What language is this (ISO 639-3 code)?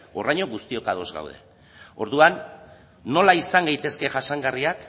eus